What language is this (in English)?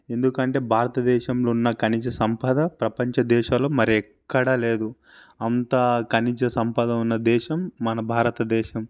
Telugu